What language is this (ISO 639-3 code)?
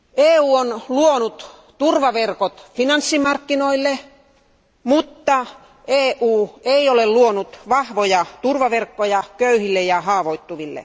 fin